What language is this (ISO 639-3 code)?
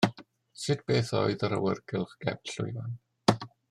cym